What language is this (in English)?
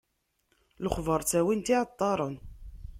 Kabyle